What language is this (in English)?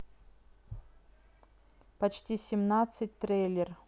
Russian